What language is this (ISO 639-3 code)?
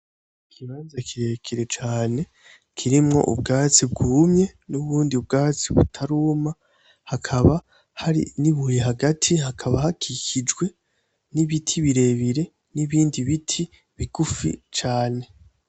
run